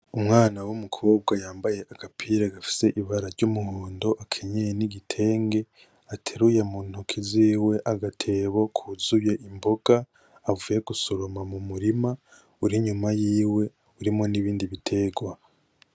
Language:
Rundi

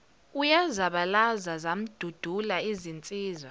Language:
Zulu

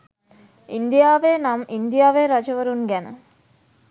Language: Sinhala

